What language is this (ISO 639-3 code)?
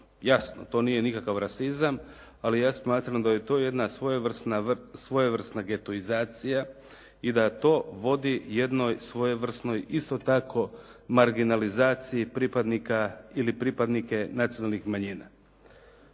hrv